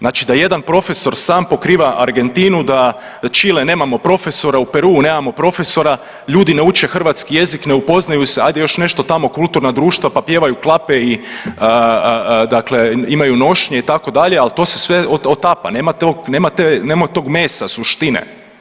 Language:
Croatian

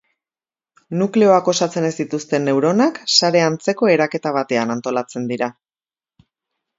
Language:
Basque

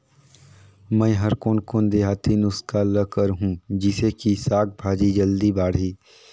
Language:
Chhattisgarhi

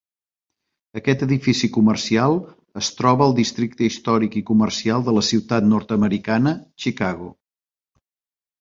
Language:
Catalan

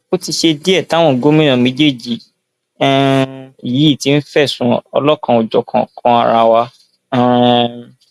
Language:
Yoruba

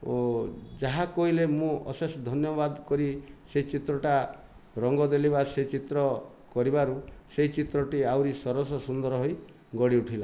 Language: Odia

